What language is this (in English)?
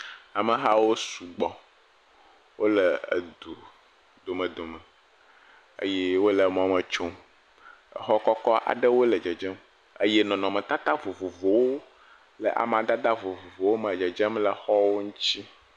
Ewe